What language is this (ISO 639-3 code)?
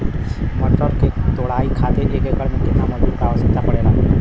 bho